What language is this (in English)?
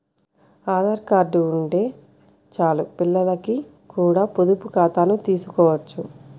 Telugu